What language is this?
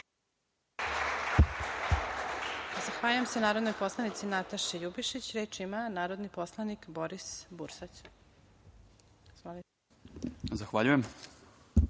Serbian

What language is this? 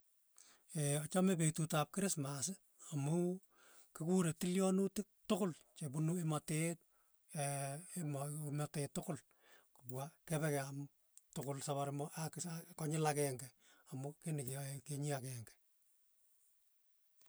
Tugen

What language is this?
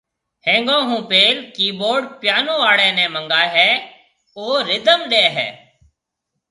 Marwari (Pakistan)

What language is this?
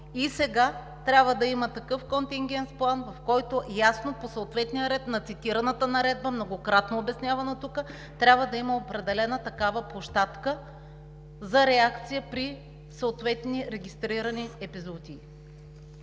Bulgarian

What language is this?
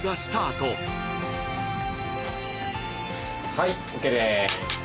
Japanese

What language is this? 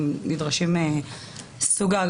Hebrew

